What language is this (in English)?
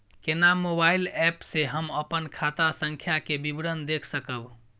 Maithili